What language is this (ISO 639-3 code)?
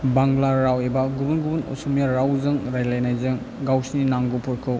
brx